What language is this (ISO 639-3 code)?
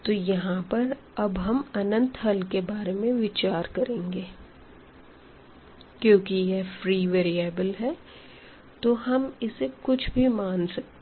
hin